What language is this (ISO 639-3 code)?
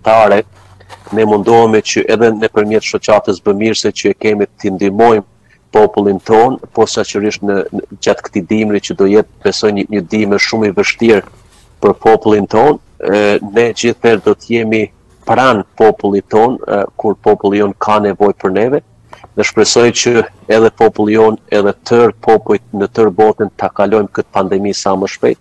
ron